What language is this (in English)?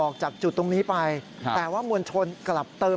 Thai